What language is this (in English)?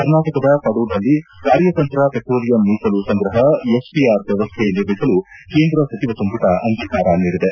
Kannada